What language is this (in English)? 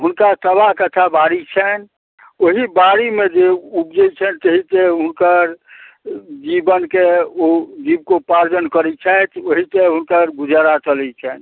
Maithili